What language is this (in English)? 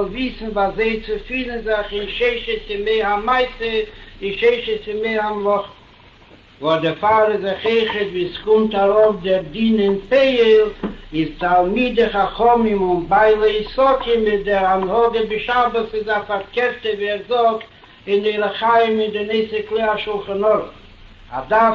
Hebrew